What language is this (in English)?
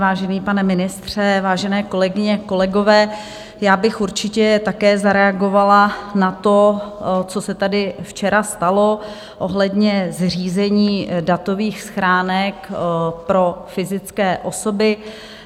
Czech